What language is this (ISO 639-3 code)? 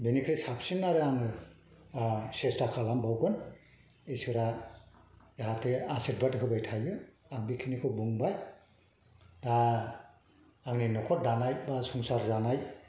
brx